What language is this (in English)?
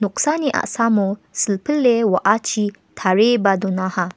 Garo